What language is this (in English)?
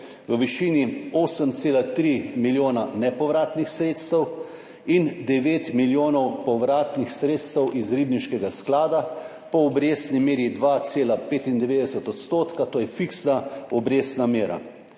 Slovenian